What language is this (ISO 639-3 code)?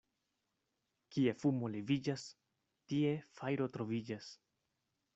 epo